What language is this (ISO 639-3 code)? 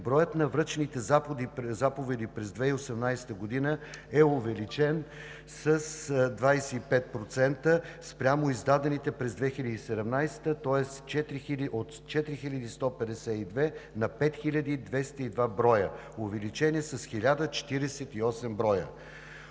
bul